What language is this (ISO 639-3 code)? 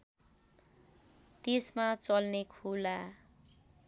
nep